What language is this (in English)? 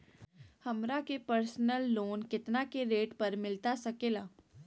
Magahi